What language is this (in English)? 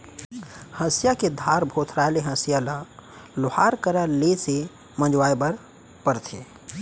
Chhattisgarhi